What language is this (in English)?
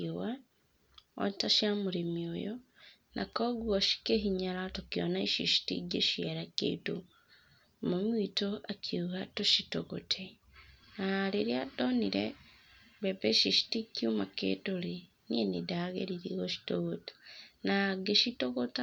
Kikuyu